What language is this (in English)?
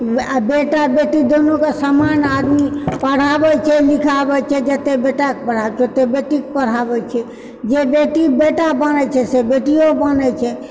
Maithili